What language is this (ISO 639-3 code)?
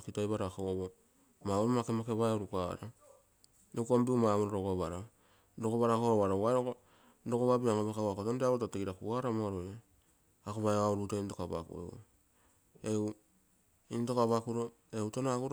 buo